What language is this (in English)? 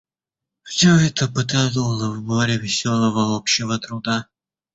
Russian